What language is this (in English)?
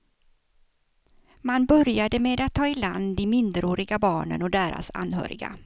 Swedish